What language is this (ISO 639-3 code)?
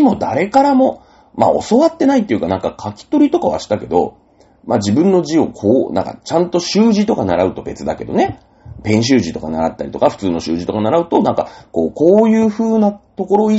jpn